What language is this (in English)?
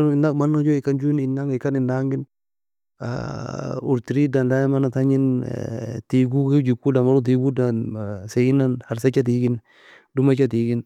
Nobiin